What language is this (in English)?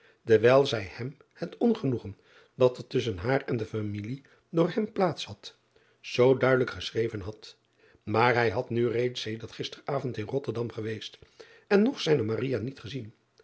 Dutch